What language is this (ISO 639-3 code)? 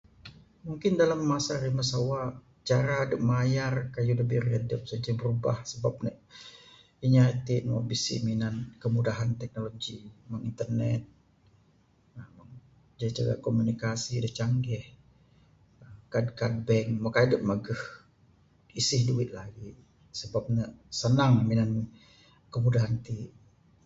sdo